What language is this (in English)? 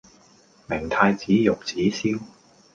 Cantonese